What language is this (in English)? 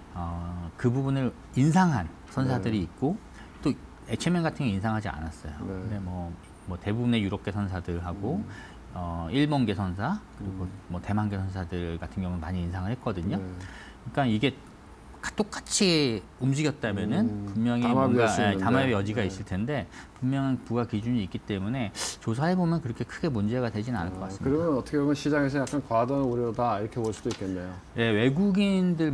Korean